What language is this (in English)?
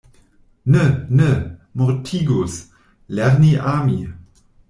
Esperanto